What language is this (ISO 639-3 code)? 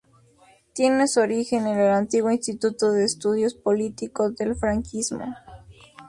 spa